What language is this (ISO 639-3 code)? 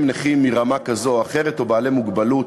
heb